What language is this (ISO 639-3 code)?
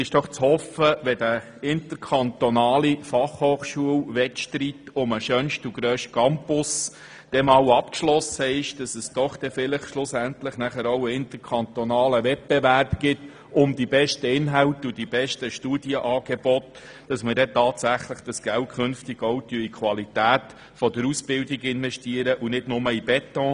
gsw